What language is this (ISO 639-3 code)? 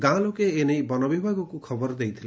ori